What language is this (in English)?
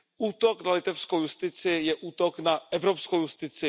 Czech